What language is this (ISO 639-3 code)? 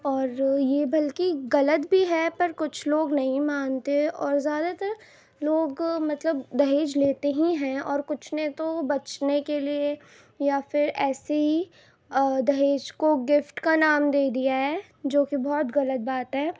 urd